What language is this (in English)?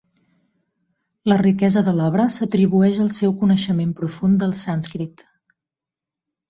Catalan